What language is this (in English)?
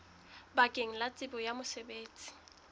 Southern Sotho